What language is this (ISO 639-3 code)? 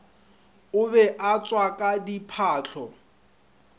nso